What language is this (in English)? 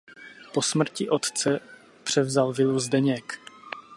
Czech